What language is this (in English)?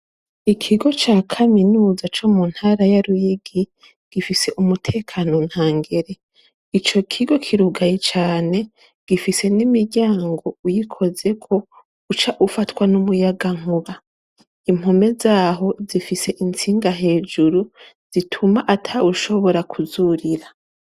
Rundi